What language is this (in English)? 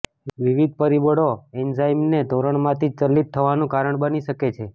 Gujarati